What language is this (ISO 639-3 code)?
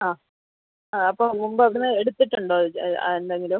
mal